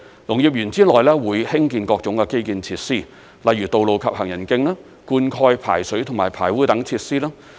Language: Cantonese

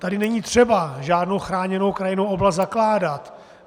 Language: Czech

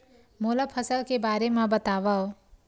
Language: Chhattisgarhi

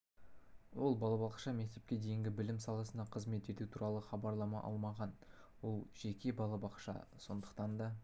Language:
Kazakh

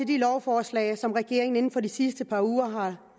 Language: Danish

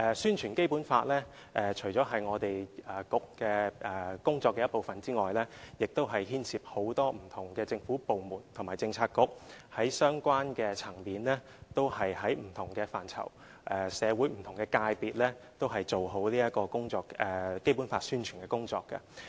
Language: Cantonese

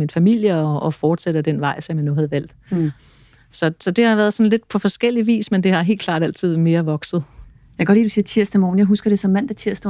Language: Danish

